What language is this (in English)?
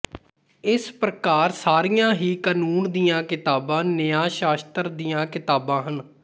Punjabi